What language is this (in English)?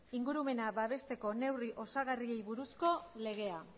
Basque